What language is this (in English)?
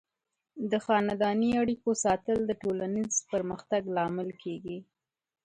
Pashto